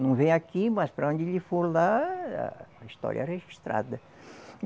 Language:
Portuguese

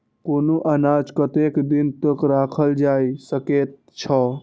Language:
Maithili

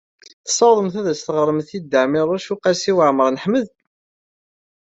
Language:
Kabyle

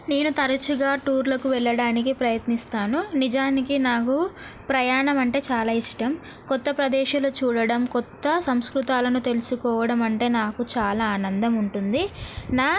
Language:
Telugu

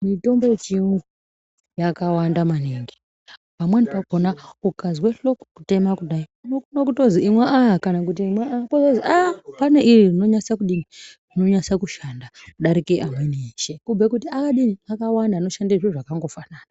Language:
Ndau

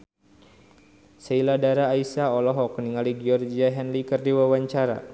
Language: Sundanese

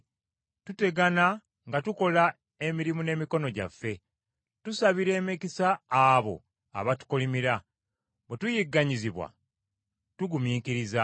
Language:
Ganda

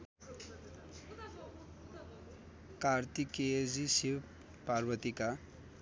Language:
Nepali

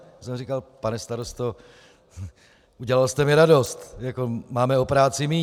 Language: Czech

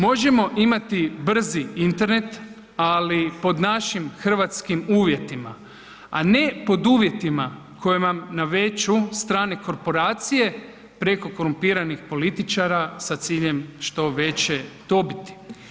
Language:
Croatian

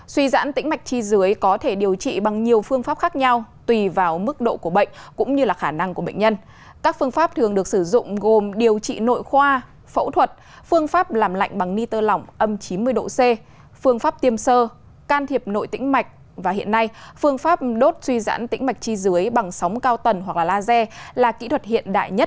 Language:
Vietnamese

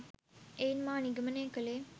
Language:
Sinhala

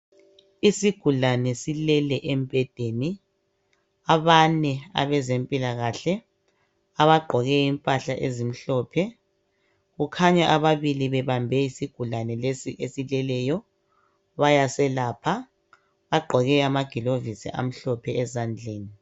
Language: North Ndebele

